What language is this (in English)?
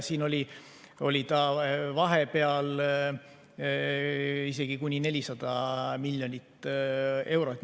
Estonian